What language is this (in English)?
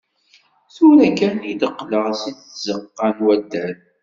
Kabyle